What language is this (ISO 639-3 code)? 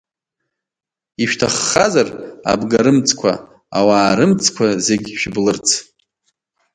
abk